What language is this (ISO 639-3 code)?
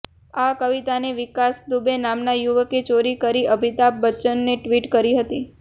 guj